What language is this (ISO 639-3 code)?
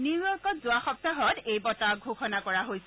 asm